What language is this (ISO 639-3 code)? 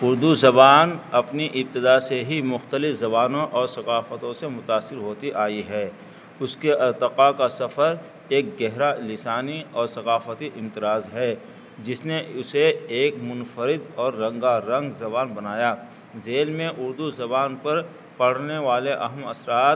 urd